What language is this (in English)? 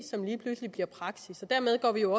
Danish